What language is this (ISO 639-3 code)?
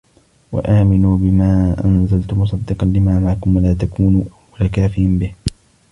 ara